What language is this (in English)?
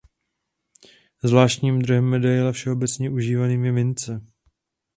Czech